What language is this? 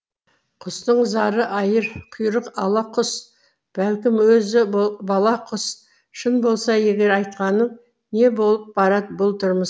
Kazakh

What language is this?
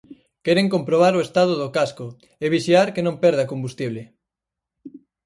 Galician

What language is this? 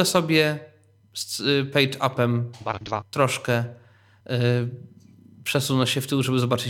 Polish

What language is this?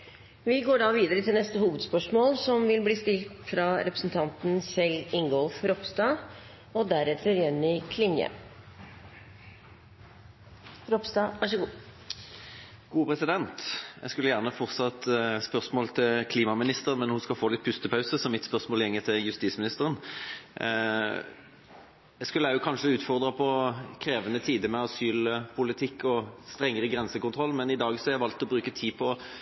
Norwegian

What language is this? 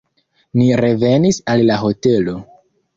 Esperanto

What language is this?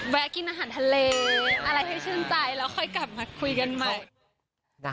Thai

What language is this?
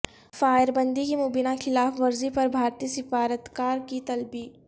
Urdu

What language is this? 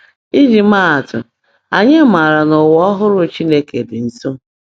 Igbo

